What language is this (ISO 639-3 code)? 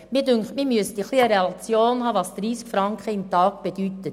gsw